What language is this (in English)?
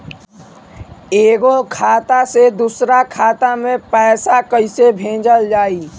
Bhojpuri